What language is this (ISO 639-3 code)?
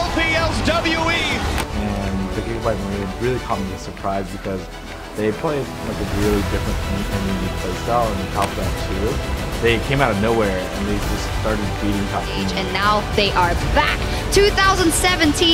vie